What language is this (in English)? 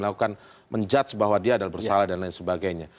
Indonesian